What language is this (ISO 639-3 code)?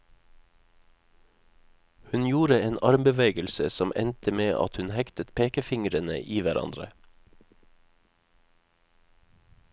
nor